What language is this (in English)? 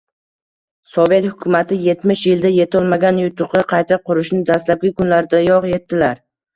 Uzbek